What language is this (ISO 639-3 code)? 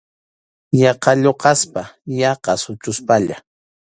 qxu